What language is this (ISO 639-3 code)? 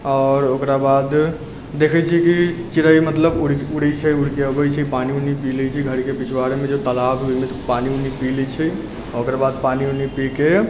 mai